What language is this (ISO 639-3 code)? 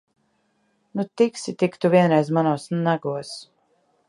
lav